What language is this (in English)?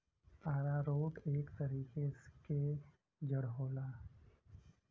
Bhojpuri